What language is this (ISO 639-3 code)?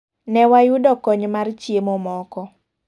luo